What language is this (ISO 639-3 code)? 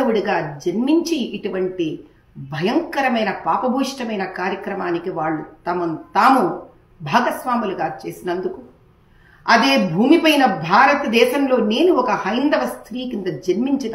tel